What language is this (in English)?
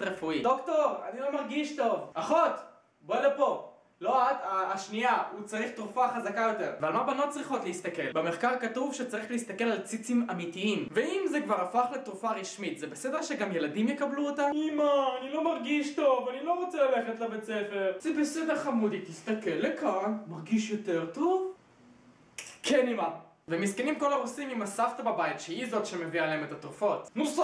Hebrew